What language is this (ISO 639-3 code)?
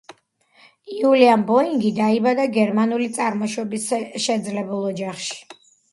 kat